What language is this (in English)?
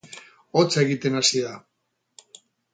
Basque